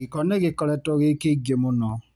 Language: Kikuyu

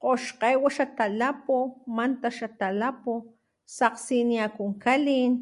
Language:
Papantla Totonac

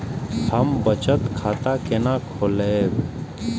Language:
Maithili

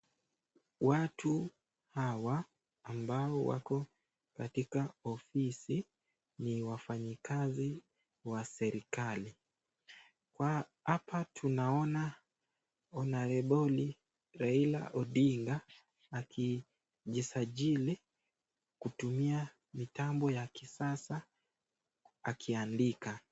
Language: Swahili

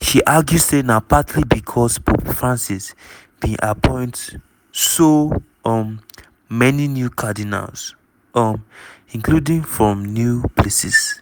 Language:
Nigerian Pidgin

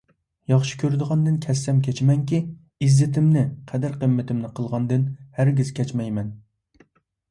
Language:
Uyghur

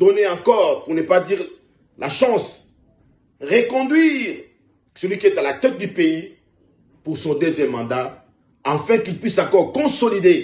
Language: French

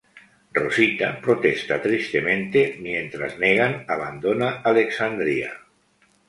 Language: Spanish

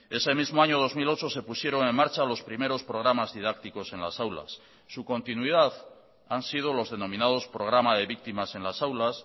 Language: Spanish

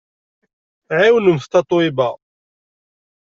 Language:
Kabyle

